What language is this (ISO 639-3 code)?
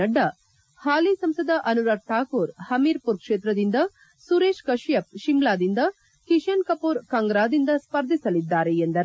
kan